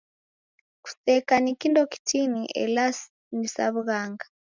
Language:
Taita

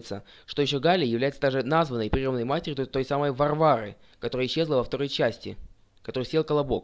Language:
Russian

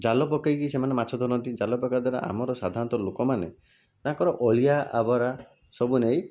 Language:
Odia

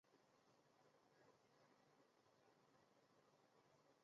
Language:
Chinese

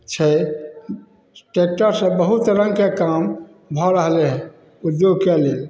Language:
Maithili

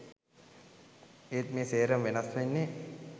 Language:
Sinhala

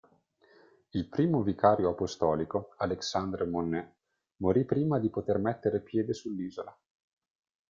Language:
Italian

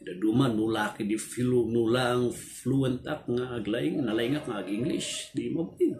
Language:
Filipino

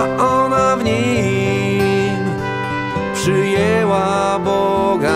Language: Polish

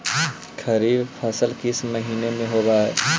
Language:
Magahi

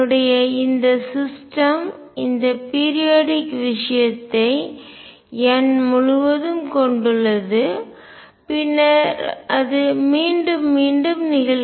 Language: Tamil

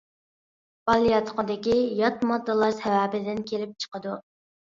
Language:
Uyghur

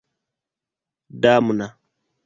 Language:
Esperanto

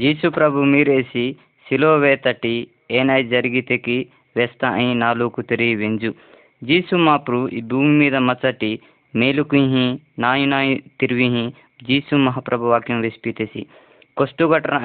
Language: Hindi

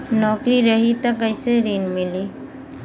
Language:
Bhojpuri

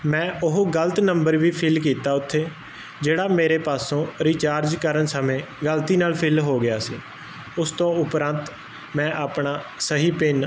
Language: Punjabi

